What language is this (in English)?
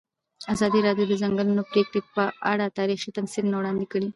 Pashto